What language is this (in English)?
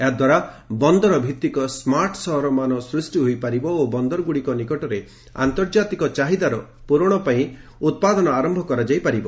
Odia